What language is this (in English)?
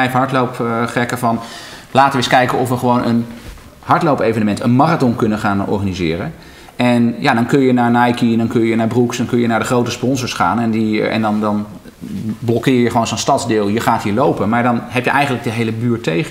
Dutch